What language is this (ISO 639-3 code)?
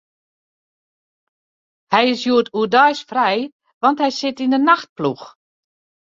fry